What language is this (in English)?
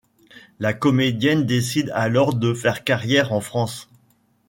French